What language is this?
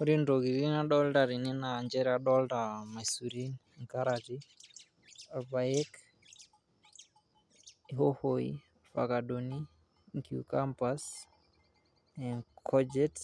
Masai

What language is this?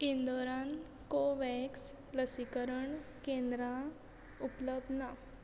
Konkani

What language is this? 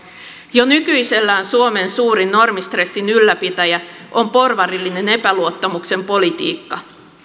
Finnish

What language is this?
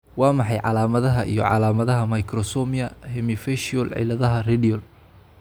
Somali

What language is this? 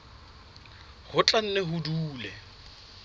Southern Sotho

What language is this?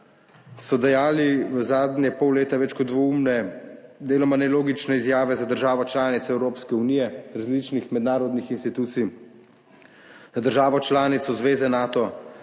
Slovenian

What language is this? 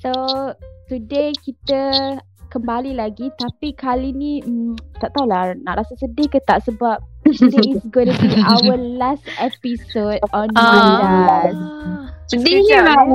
Malay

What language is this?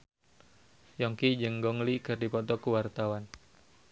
Sundanese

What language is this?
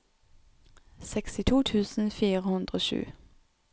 Norwegian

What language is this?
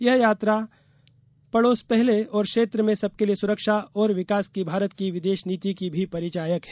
Hindi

